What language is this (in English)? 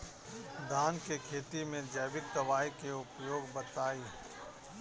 Bhojpuri